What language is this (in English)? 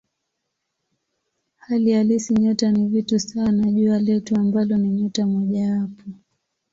Swahili